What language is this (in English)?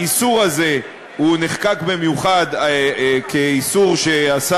Hebrew